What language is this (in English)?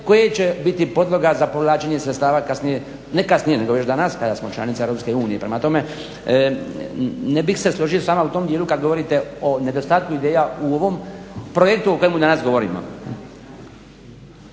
Croatian